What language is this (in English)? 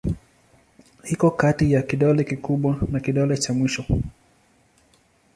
Swahili